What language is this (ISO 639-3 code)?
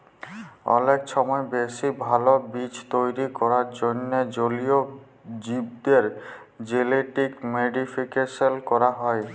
ben